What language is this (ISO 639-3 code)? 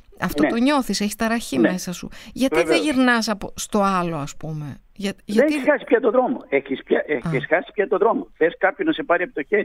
ell